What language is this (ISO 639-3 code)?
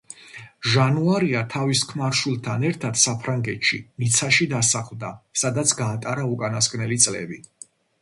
kat